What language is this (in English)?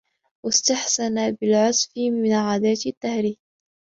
Arabic